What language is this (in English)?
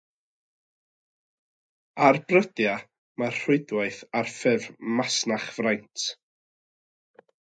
Welsh